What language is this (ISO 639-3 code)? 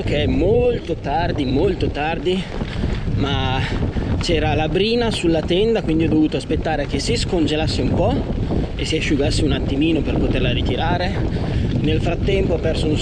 ita